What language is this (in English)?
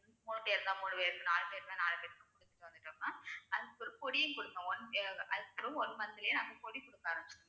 Tamil